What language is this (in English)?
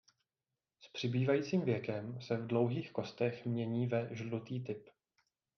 Czech